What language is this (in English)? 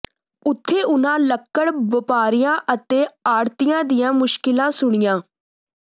Punjabi